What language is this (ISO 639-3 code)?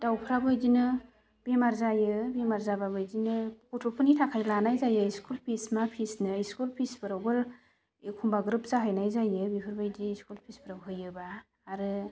brx